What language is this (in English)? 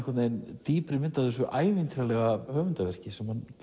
Icelandic